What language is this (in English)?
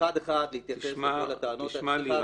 Hebrew